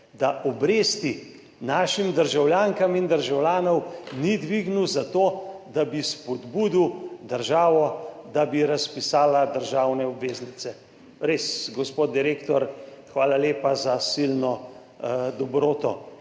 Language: Slovenian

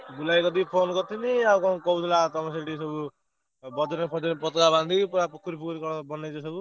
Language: Odia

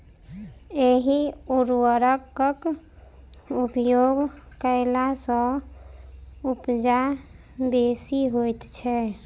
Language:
Maithili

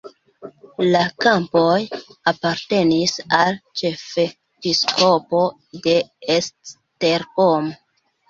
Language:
Esperanto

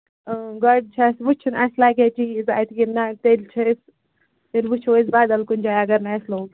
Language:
Kashmiri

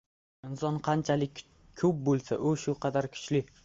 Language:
Uzbek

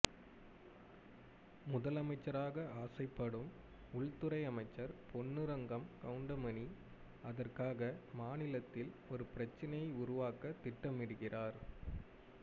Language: Tamil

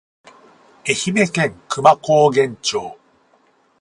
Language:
Japanese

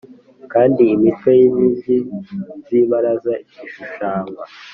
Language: Kinyarwanda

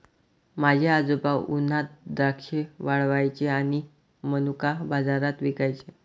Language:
Marathi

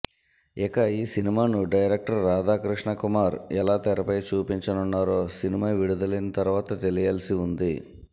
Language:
Telugu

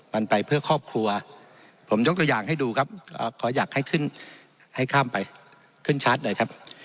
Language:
Thai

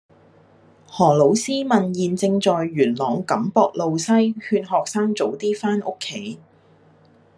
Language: Cantonese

